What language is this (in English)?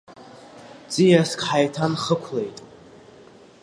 Abkhazian